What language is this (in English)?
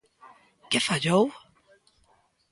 Galician